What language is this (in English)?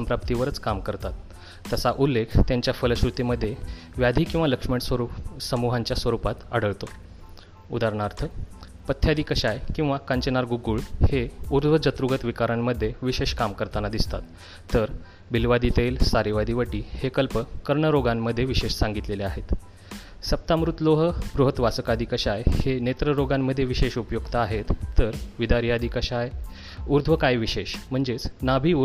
Marathi